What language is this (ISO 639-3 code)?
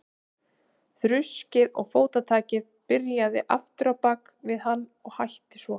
isl